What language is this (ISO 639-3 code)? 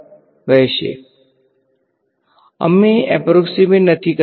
guj